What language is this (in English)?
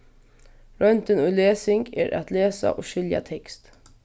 Faroese